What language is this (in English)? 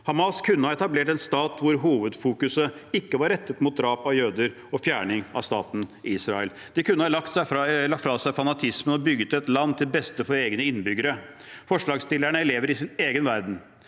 Norwegian